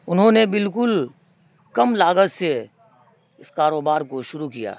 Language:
Urdu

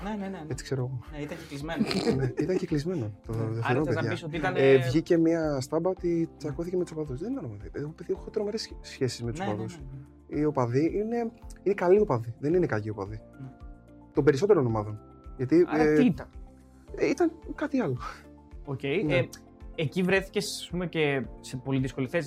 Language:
Greek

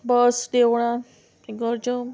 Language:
Konkani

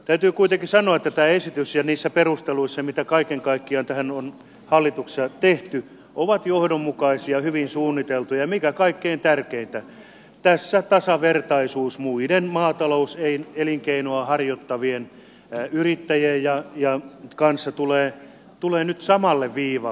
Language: Finnish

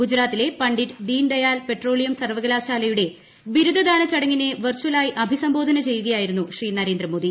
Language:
Malayalam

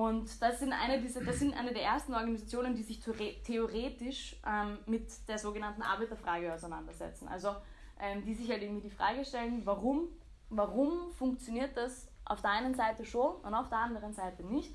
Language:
German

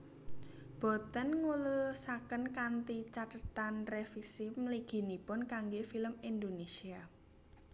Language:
Javanese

